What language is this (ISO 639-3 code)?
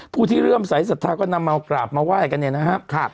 tha